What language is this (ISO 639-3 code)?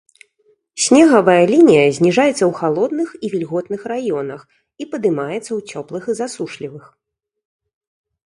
bel